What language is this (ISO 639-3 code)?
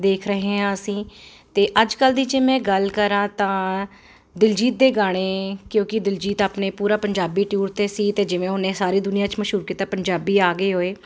pan